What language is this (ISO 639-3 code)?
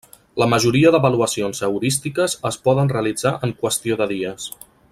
cat